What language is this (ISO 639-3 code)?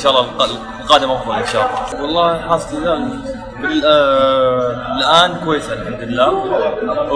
ara